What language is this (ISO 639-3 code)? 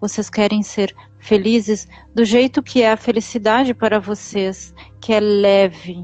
por